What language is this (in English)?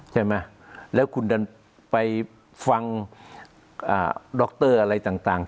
Thai